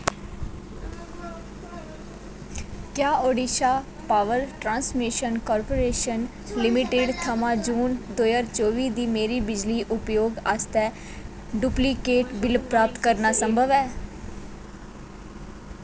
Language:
Dogri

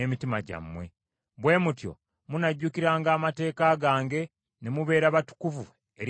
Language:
Ganda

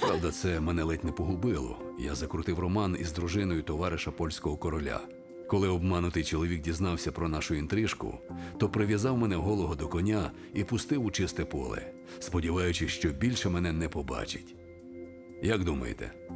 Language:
Ukrainian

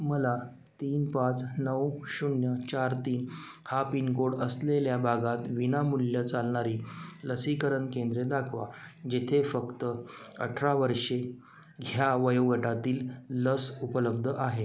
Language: Marathi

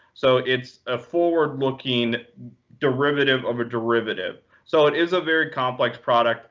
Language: English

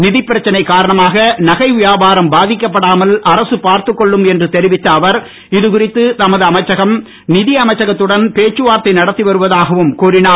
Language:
Tamil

